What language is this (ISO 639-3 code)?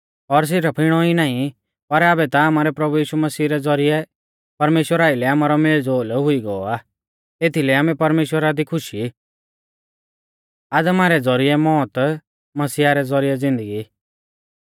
bfz